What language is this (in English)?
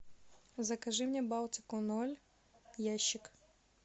Russian